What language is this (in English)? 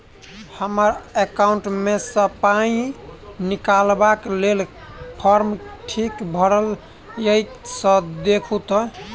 Maithili